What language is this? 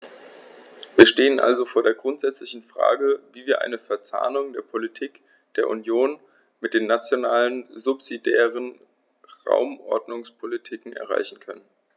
German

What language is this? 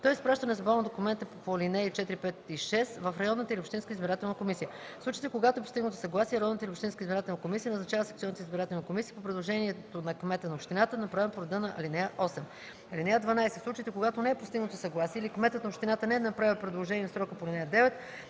Bulgarian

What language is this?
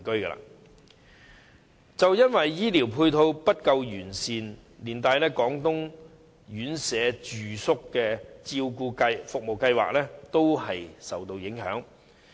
Cantonese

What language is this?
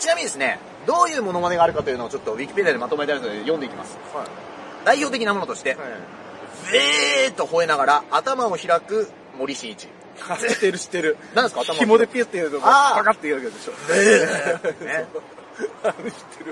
Japanese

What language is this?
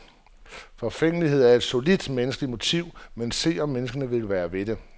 Danish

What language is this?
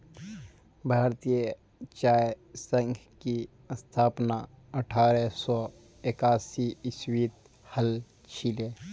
Magahi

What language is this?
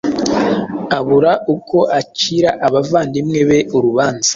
Kinyarwanda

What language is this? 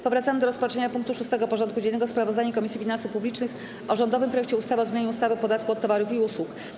Polish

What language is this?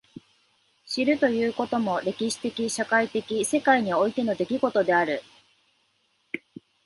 Japanese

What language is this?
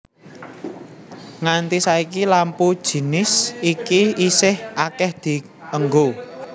Javanese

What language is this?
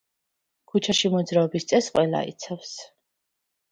Georgian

